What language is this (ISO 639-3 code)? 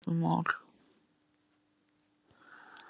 isl